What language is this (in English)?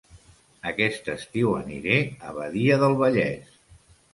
Catalan